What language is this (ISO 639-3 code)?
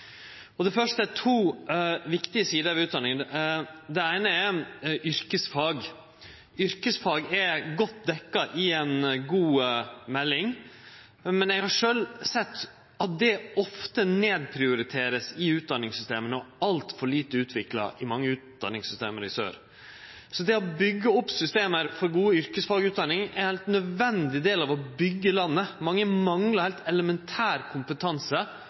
nno